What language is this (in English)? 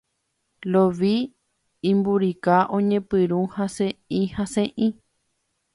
Guarani